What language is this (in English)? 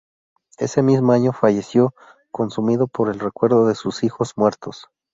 Spanish